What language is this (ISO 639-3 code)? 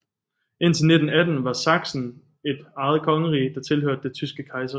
dan